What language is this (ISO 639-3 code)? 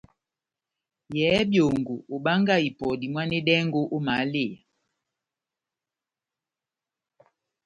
bnm